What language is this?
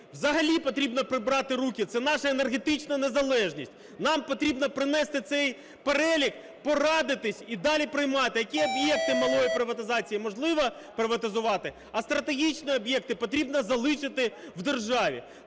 Ukrainian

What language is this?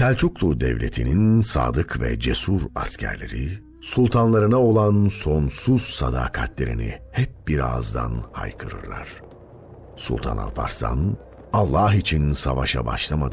Turkish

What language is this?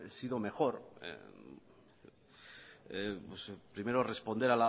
Spanish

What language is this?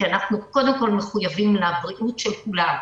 Hebrew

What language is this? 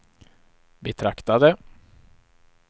Swedish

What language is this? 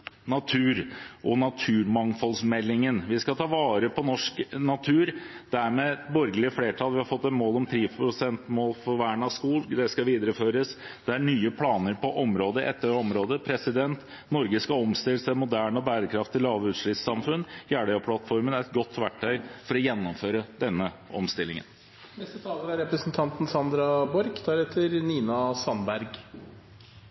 Norwegian Bokmål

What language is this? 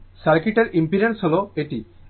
Bangla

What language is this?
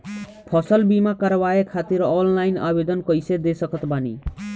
Bhojpuri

